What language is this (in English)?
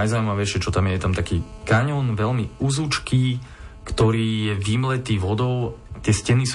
Slovak